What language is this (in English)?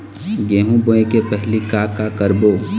Chhattisgarhi